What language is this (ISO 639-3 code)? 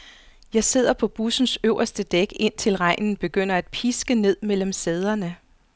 dan